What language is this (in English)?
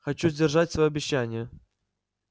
Russian